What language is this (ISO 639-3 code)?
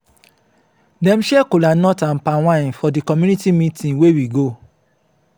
pcm